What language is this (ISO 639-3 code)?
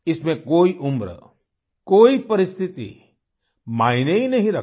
hin